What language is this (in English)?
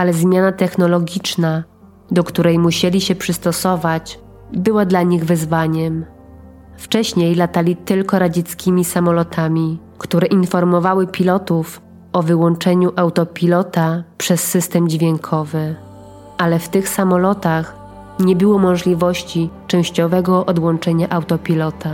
Polish